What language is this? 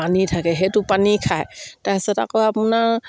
Assamese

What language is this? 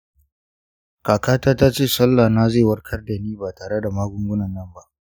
Hausa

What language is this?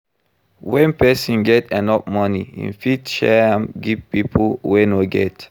Nigerian Pidgin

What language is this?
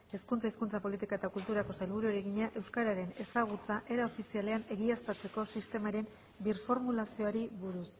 Basque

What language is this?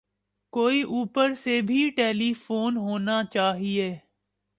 Urdu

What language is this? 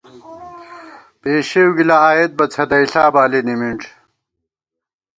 Gawar-Bati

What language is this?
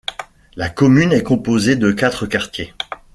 French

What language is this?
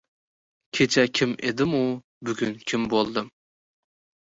Uzbek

